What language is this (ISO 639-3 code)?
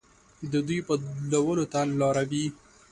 pus